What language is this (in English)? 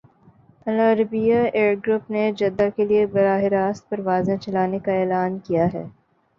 Urdu